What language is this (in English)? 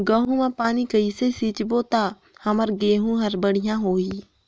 Chhattisgarhi